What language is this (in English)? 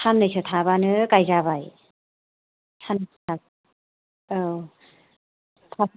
Bodo